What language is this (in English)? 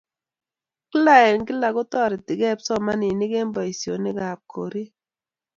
Kalenjin